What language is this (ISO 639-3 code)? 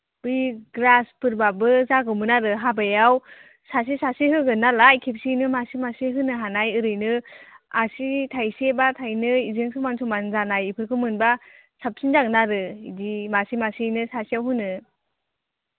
brx